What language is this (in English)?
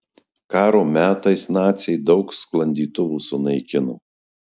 Lithuanian